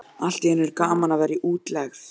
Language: Icelandic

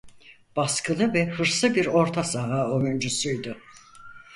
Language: Turkish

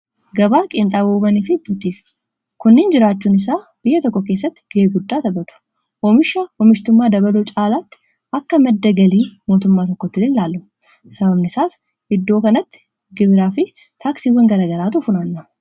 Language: Oromo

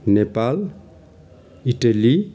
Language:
Nepali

